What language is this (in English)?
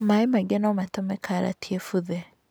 Kikuyu